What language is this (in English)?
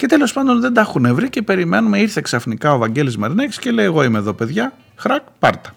Greek